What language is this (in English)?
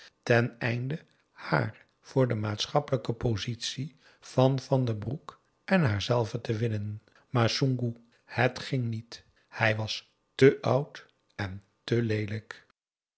Dutch